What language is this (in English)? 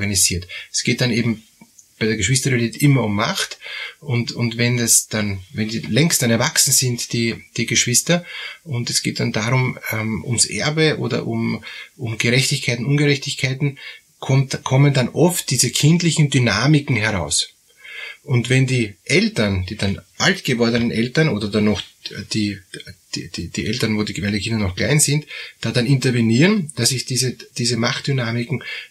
German